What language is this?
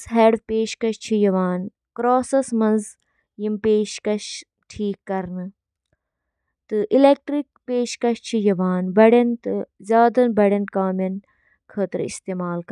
Kashmiri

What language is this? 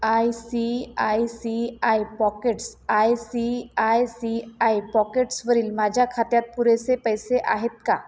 Marathi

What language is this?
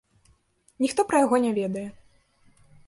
Belarusian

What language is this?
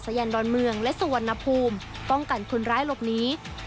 Thai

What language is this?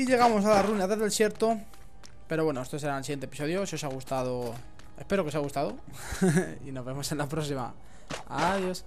Spanish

